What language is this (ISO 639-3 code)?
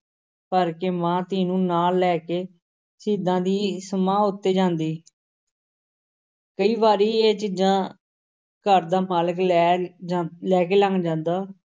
pan